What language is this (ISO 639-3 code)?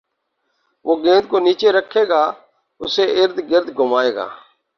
urd